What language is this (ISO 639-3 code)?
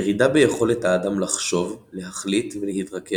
heb